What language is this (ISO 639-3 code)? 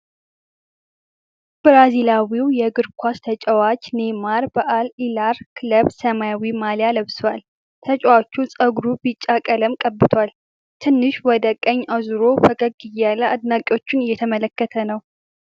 amh